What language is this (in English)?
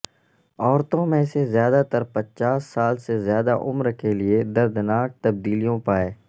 Urdu